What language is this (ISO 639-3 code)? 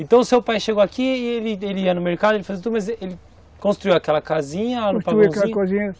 por